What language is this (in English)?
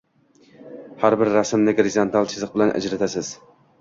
Uzbek